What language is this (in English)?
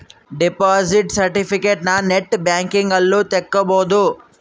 Kannada